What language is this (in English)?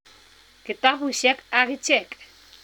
Kalenjin